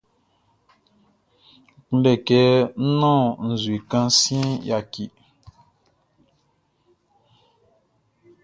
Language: Baoulé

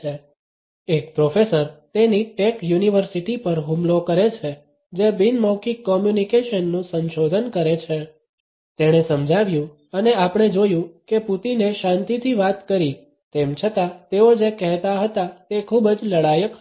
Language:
Gujarati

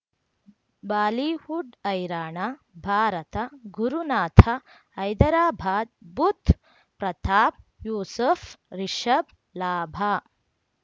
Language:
Kannada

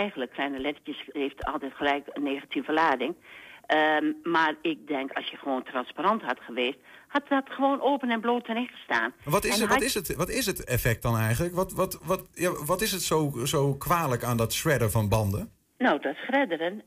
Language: Dutch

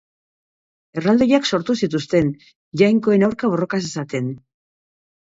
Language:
Basque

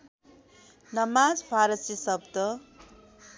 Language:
Nepali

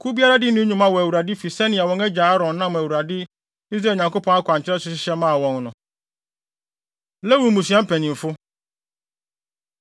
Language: Akan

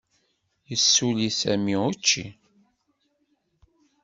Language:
Kabyle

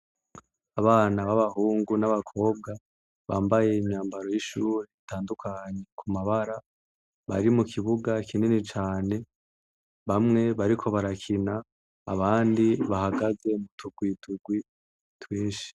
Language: Rundi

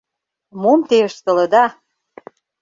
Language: Mari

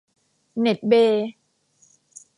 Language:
Thai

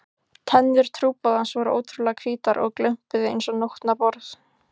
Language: Icelandic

